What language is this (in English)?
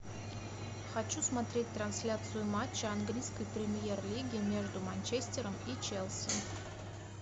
Russian